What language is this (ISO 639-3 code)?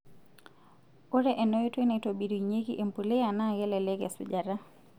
mas